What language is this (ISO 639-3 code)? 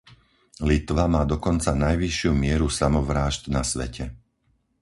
slk